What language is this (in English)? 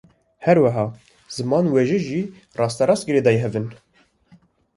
Kurdish